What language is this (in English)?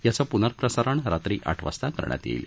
Marathi